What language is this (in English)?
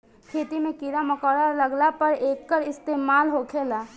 Bhojpuri